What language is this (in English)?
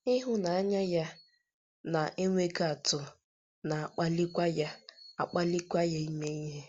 Igbo